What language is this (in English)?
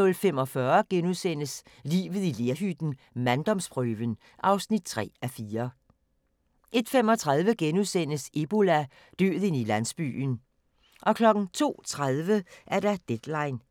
Danish